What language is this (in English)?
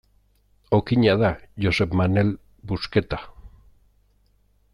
Basque